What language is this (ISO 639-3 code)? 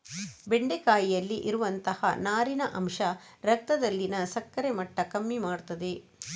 kan